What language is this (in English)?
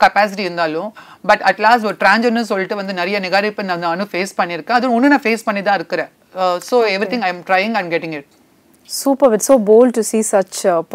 Tamil